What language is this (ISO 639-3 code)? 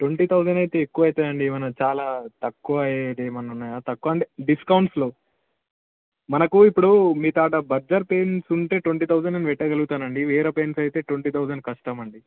tel